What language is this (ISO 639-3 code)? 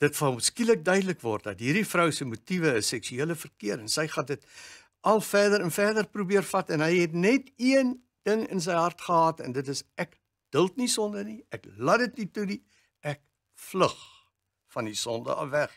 nld